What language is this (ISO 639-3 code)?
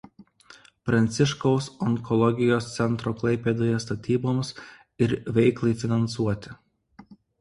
lit